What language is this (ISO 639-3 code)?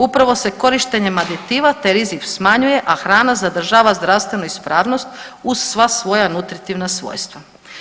hrv